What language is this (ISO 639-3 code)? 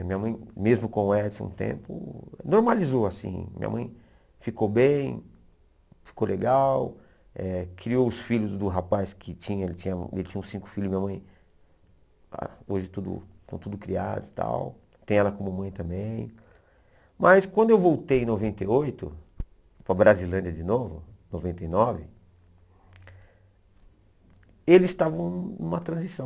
por